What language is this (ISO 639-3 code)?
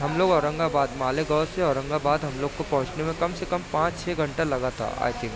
urd